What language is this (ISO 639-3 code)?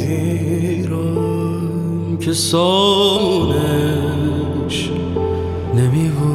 fas